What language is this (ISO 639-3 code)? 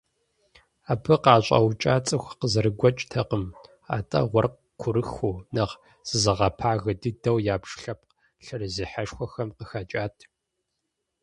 kbd